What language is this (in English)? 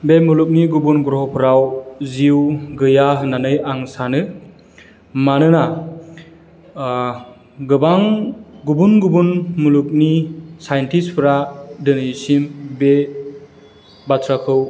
Bodo